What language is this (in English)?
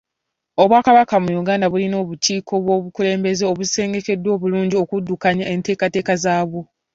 Ganda